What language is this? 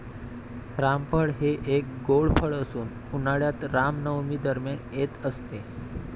Marathi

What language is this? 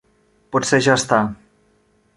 Catalan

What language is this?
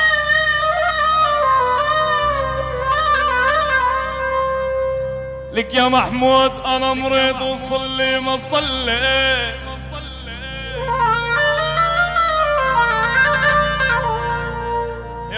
Arabic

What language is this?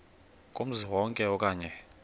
Xhosa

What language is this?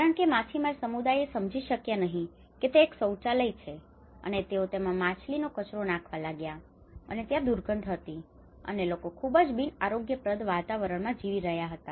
Gujarati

